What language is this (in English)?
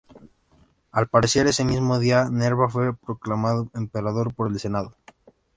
Spanish